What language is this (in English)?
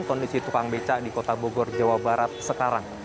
Indonesian